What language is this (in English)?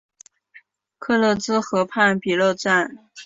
Chinese